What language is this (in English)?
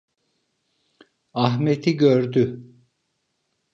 Turkish